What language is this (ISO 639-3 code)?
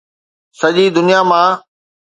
snd